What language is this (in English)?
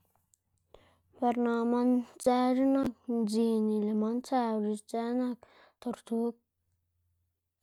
Xanaguía Zapotec